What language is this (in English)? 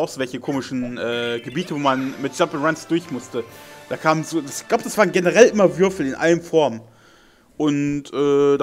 German